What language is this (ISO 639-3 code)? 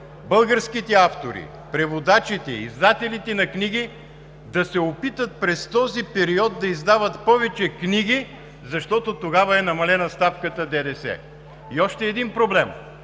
bul